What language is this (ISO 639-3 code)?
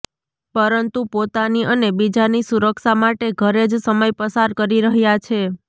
guj